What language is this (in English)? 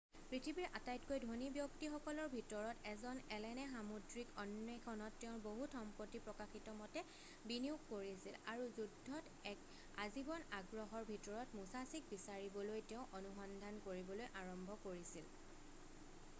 Assamese